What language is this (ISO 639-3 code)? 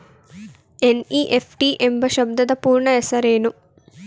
kan